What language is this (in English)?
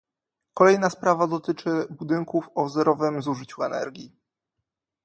Polish